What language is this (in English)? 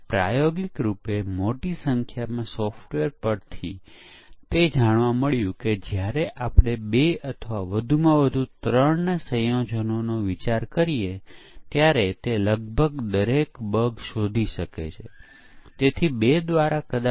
Gujarati